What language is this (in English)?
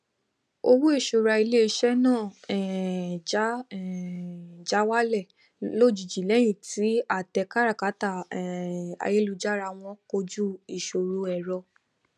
Yoruba